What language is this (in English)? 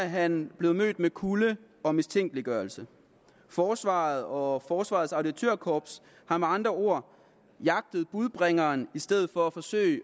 Danish